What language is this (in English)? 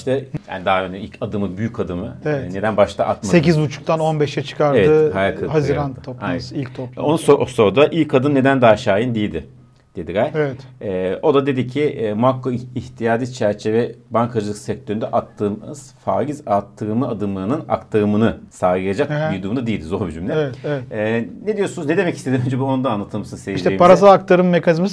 Turkish